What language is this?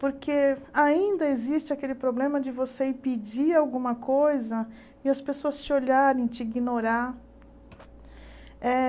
Portuguese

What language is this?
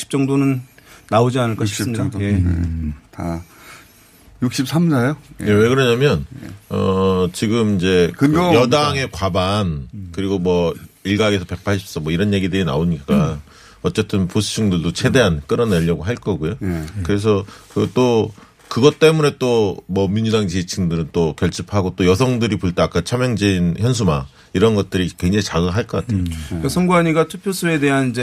Korean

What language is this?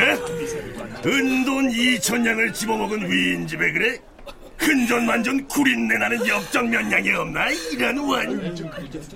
Korean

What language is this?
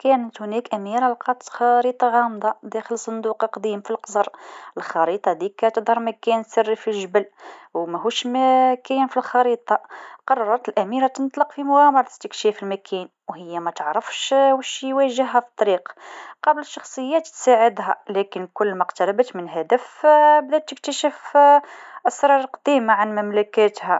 Tunisian Arabic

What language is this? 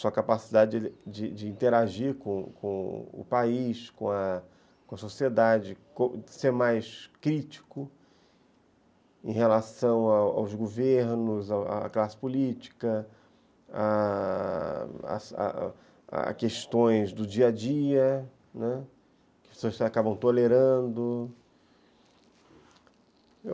Portuguese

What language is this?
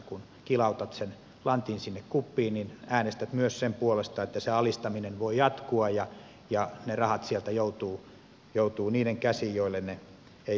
Finnish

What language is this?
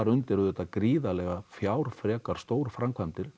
Icelandic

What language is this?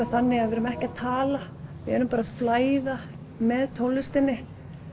Icelandic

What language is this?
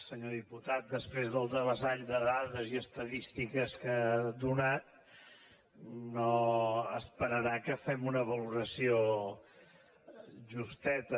Catalan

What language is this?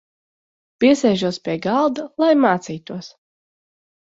Latvian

